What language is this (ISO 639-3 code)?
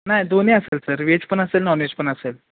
mar